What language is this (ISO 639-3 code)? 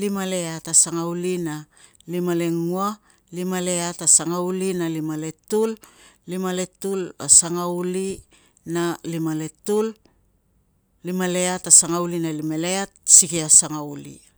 lcm